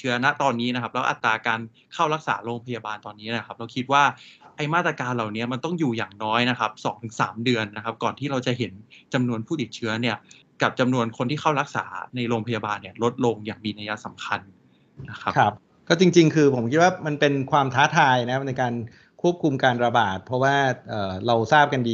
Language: Thai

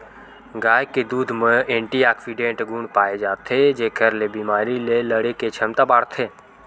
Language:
Chhattisgarhi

